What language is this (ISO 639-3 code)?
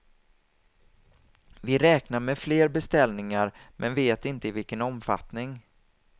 swe